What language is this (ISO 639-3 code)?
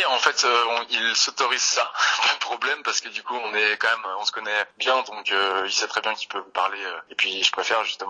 fra